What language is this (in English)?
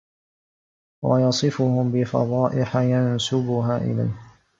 Arabic